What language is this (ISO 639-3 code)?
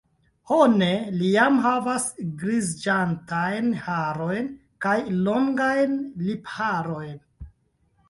epo